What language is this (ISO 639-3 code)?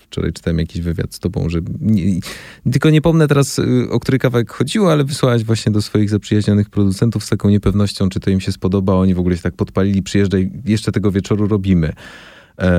pol